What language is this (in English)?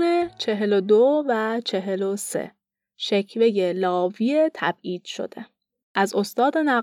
Persian